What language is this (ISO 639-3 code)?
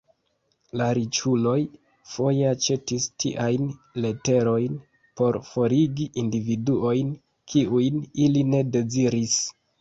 epo